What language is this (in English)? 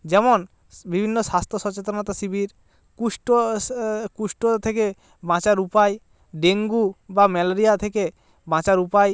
Bangla